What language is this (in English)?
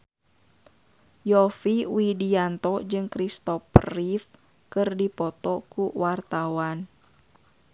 Sundanese